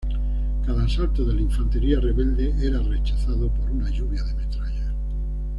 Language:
Spanish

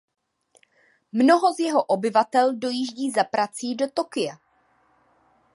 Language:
Czech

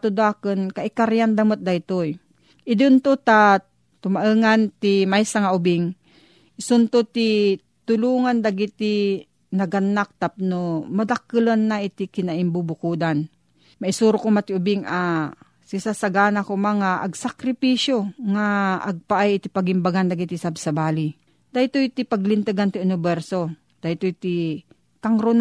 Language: Filipino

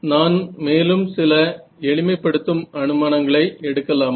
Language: Tamil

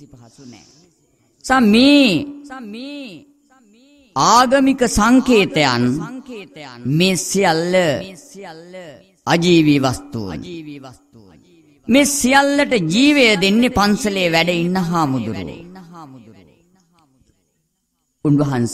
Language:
Romanian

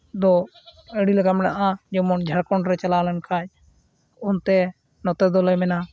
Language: Santali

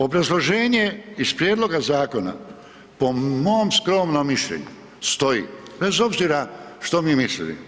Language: Croatian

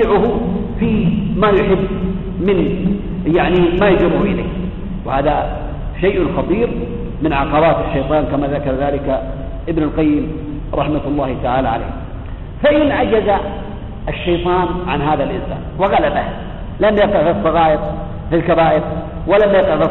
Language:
Arabic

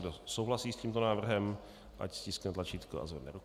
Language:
Czech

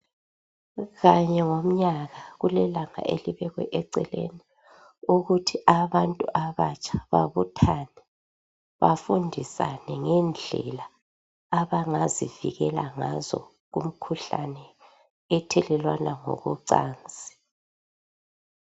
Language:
North Ndebele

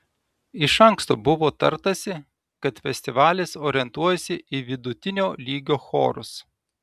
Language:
Lithuanian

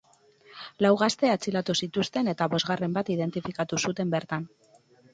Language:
Basque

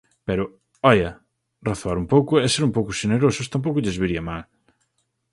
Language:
Galician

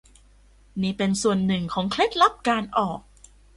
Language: Thai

